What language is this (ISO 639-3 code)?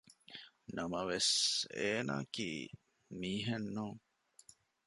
div